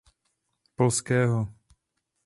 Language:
Czech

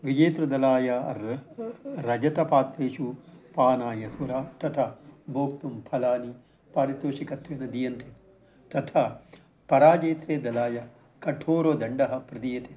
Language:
Sanskrit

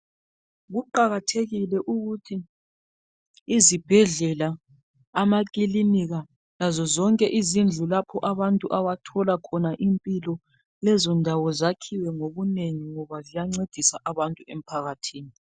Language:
North Ndebele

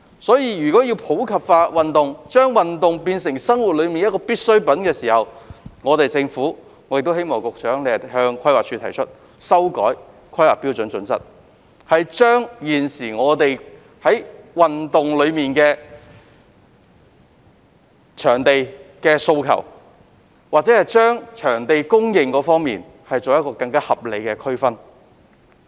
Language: Cantonese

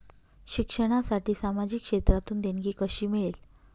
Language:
Marathi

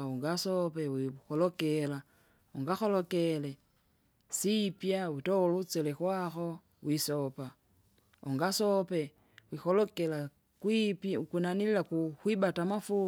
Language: Kinga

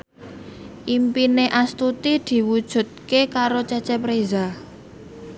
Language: Javanese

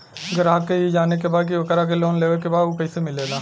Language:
Bhojpuri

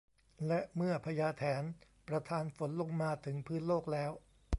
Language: Thai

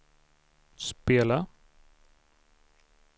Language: Swedish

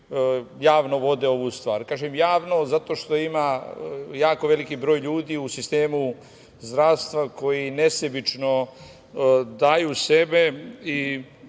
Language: Serbian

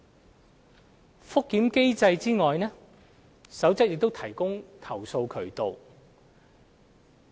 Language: Cantonese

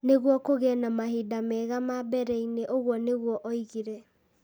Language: Kikuyu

